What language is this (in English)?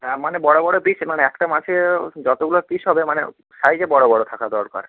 Bangla